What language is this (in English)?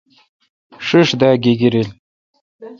Kalkoti